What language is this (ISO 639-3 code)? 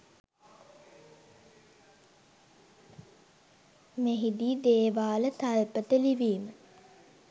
sin